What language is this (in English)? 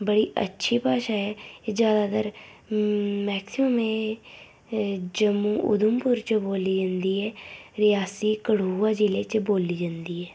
Dogri